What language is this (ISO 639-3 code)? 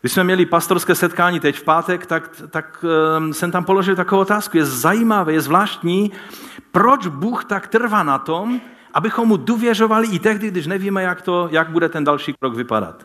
ces